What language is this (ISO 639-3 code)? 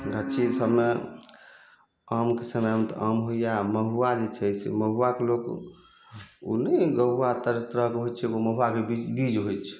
mai